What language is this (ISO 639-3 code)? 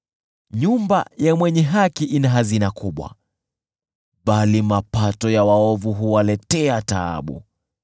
swa